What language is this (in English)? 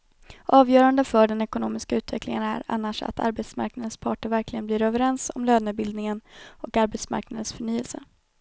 Swedish